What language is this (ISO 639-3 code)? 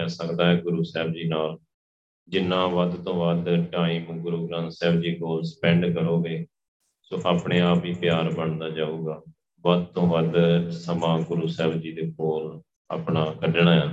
pan